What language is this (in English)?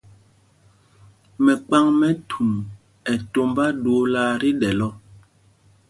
Mpumpong